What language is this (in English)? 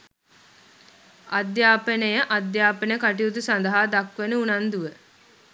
Sinhala